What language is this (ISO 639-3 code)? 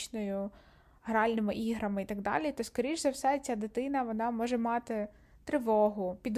ukr